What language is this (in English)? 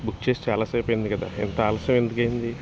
Telugu